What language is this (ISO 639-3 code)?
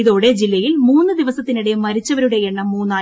mal